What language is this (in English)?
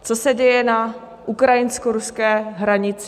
Czech